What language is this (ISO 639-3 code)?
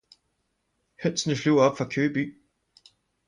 dan